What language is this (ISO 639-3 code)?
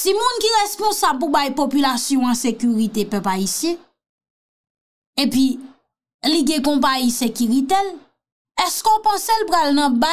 fra